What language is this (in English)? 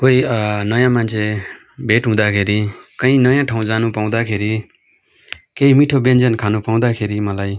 Nepali